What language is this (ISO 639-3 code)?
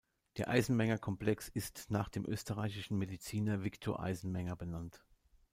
deu